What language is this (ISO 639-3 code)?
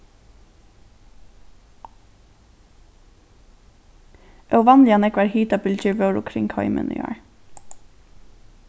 fao